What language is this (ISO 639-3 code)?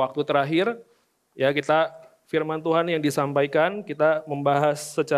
ind